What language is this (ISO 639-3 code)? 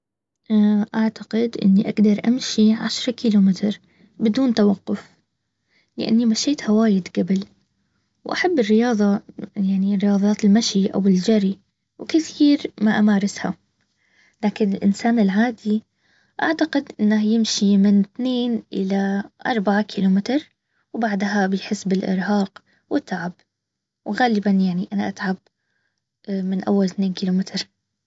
abv